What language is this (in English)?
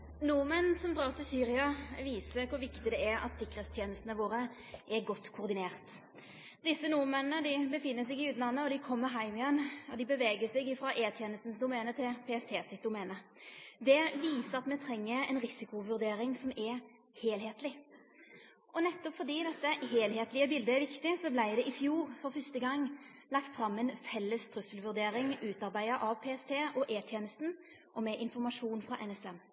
Norwegian Nynorsk